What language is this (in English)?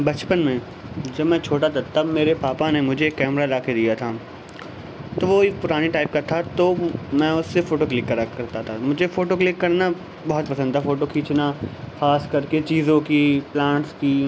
Urdu